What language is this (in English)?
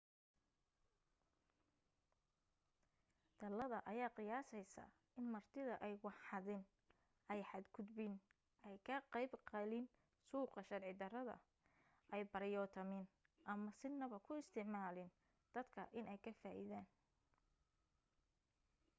Somali